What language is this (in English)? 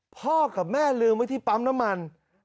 Thai